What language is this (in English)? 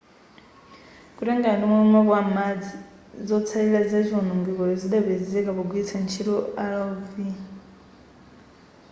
Nyanja